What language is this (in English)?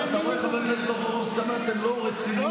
Hebrew